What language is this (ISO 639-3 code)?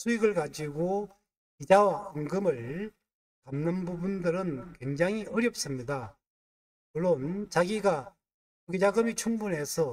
kor